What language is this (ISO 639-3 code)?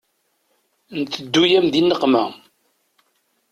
kab